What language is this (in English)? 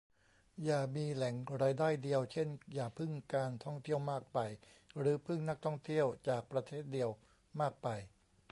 Thai